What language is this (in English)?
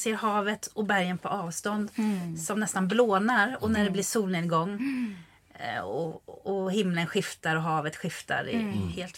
Swedish